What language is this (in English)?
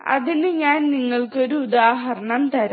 Malayalam